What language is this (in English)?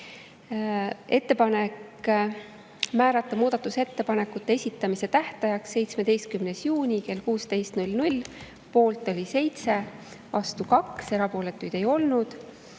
Estonian